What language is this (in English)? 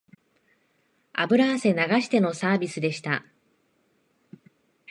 Japanese